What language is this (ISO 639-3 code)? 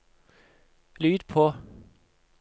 nor